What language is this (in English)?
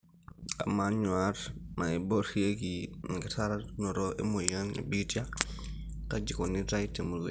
Masai